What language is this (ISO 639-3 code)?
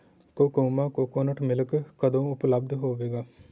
pan